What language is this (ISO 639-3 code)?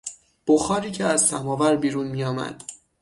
fas